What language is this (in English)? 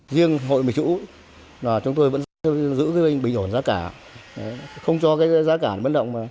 Vietnamese